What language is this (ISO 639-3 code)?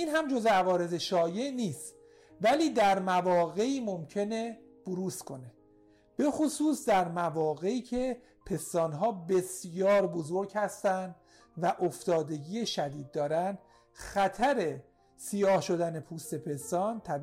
fas